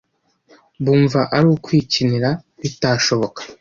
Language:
Kinyarwanda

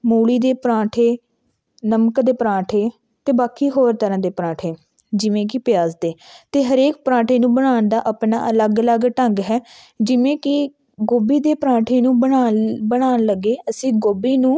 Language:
Punjabi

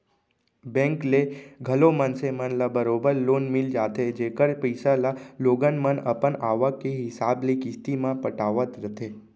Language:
Chhattisgarhi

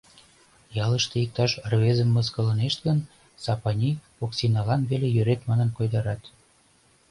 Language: Mari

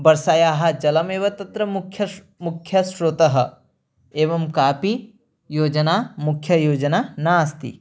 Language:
Sanskrit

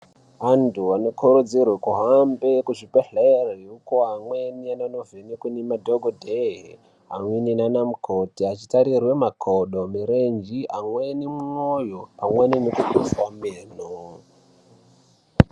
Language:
Ndau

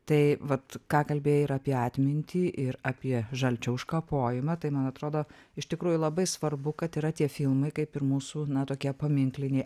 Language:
Lithuanian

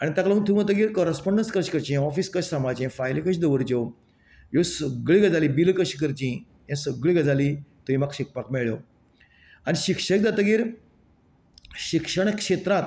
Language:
Konkani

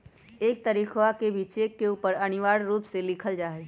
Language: Magahi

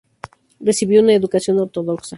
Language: Spanish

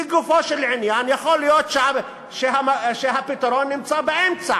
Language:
Hebrew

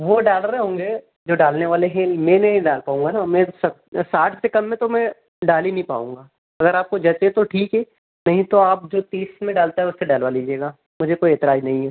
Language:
Hindi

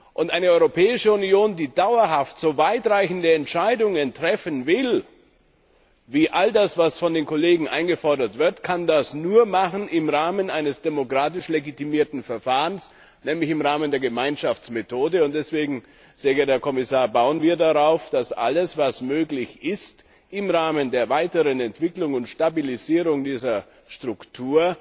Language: German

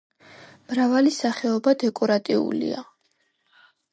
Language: Georgian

